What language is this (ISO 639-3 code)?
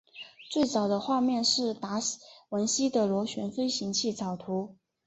zho